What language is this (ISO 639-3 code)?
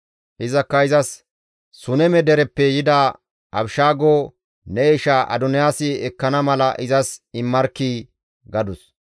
gmv